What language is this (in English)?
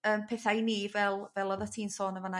Welsh